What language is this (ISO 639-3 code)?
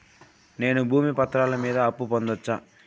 tel